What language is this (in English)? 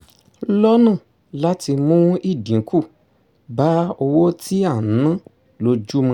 Yoruba